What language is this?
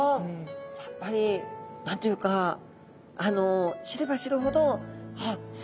Japanese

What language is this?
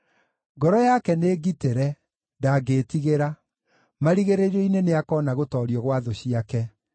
Kikuyu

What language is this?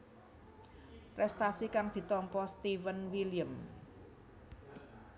Javanese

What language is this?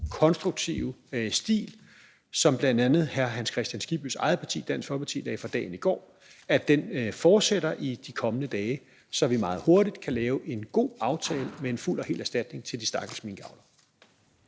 Danish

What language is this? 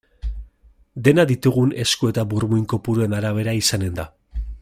Basque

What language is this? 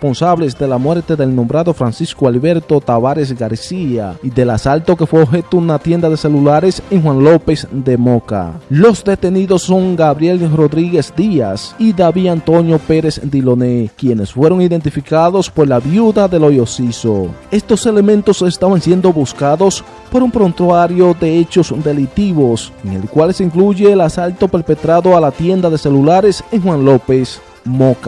Spanish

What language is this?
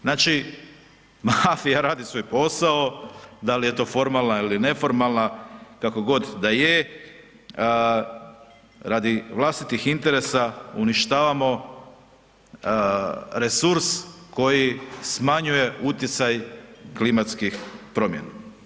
Croatian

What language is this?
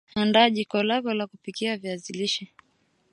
Swahili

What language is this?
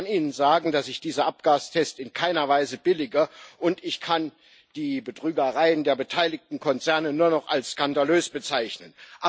German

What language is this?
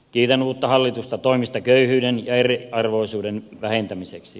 Finnish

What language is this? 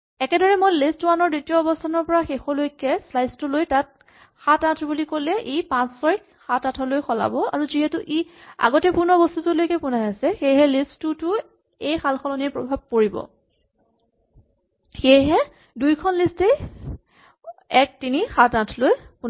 Assamese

